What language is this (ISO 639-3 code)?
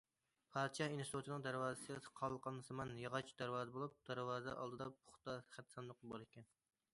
uig